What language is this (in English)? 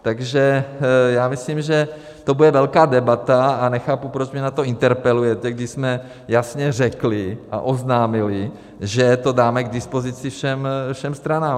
Czech